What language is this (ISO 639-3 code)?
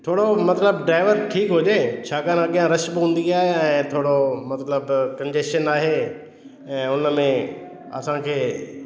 snd